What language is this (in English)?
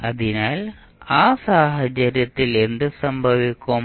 Malayalam